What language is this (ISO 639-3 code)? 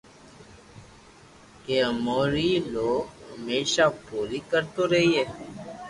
lrk